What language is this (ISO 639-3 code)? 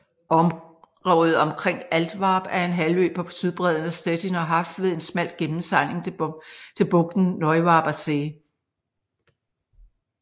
dan